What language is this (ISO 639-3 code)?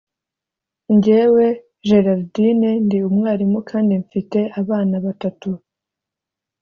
kin